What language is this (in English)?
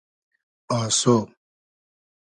Hazaragi